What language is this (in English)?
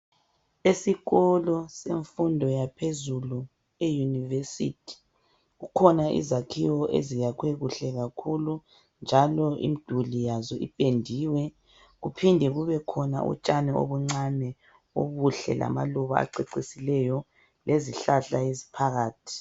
North Ndebele